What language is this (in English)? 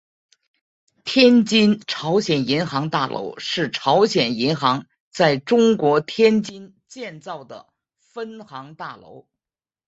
Chinese